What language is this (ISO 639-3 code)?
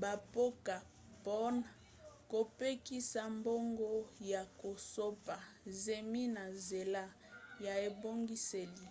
lin